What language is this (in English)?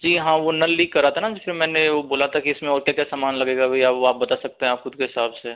Hindi